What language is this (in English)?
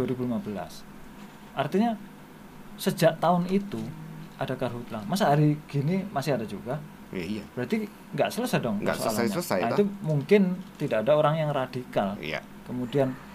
Indonesian